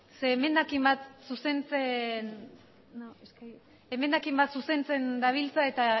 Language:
Basque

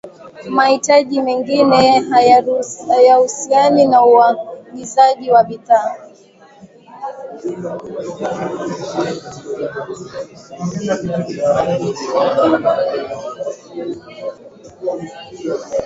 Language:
Swahili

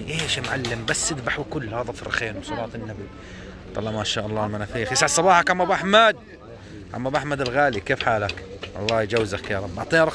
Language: Arabic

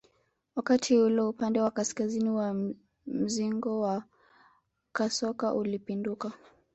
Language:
Swahili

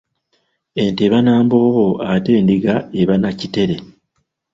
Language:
Ganda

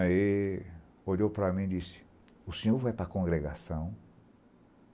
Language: Portuguese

